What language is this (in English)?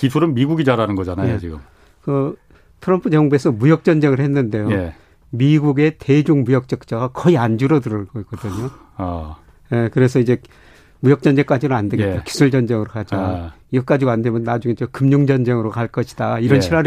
Korean